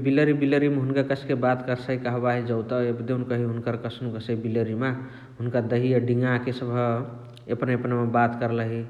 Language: Chitwania Tharu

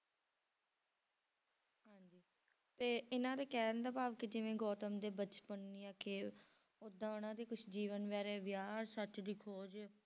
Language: Punjabi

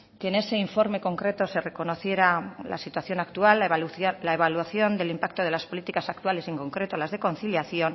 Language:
Spanish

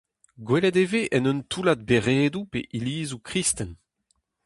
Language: Breton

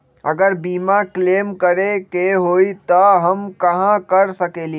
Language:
Magahi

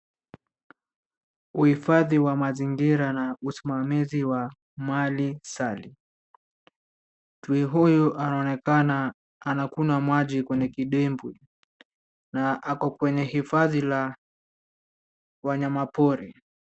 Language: Swahili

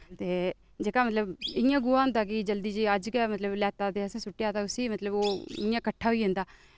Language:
Dogri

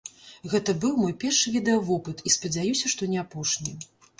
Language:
Belarusian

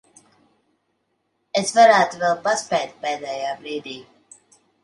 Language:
Latvian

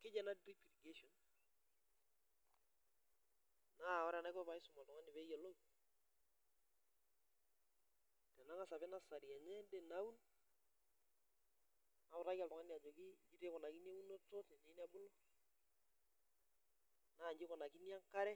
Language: Masai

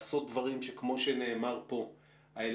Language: Hebrew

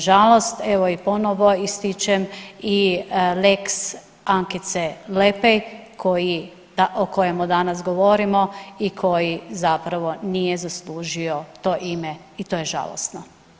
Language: Croatian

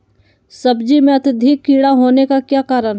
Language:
Magahi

